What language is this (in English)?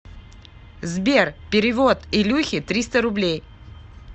Russian